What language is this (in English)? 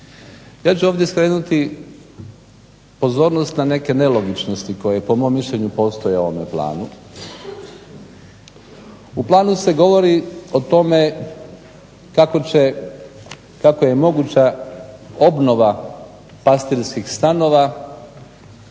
Croatian